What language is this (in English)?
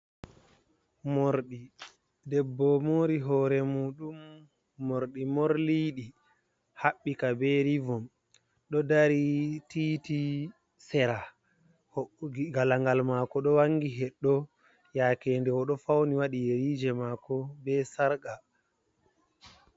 Fula